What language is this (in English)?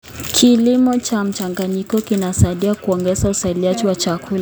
Kalenjin